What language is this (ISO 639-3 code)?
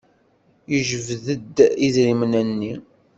kab